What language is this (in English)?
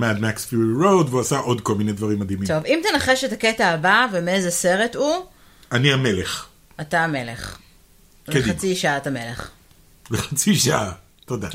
Hebrew